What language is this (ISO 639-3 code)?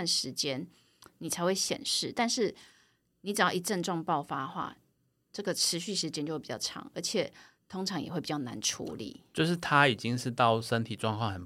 zho